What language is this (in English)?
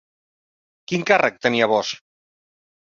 Catalan